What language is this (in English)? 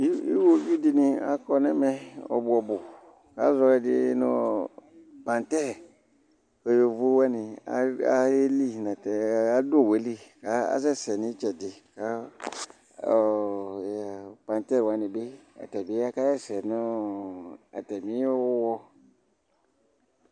Ikposo